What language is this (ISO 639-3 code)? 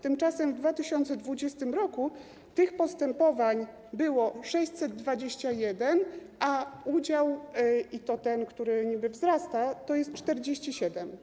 pol